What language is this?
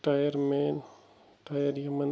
Kashmiri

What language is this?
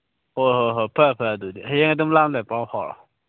Manipuri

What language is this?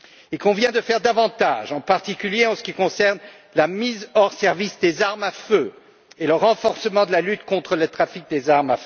French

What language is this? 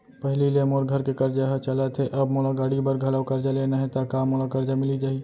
Chhattisgarhi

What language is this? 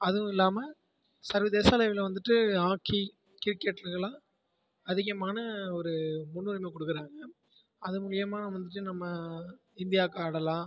Tamil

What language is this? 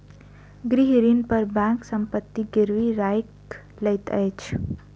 Maithili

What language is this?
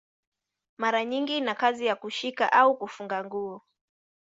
Swahili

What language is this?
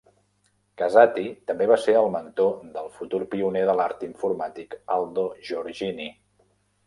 Catalan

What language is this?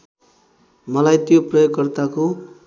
Nepali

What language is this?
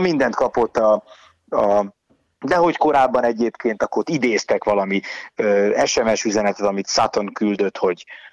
Hungarian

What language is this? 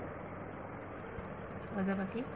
Marathi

